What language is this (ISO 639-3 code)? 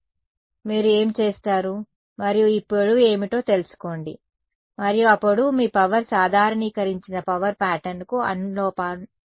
tel